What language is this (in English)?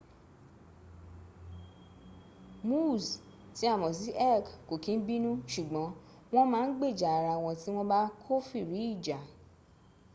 Yoruba